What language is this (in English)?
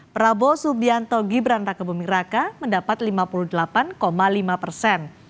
Indonesian